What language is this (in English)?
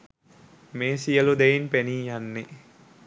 Sinhala